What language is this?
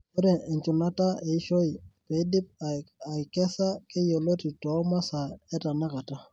Masai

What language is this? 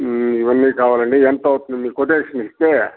Telugu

